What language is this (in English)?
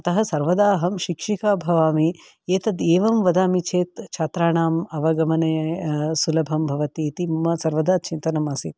Sanskrit